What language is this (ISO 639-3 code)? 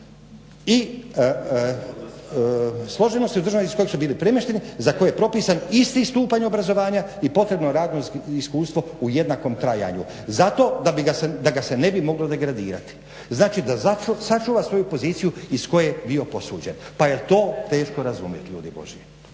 hrv